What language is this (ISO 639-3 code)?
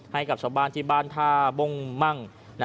tha